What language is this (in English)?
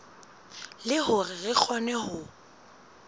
Southern Sotho